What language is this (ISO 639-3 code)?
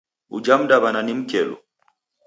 dav